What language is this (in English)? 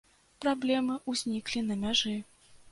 Belarusian